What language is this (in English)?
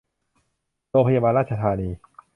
Thai